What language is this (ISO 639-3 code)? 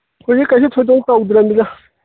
mni